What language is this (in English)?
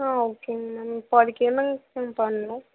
Tamil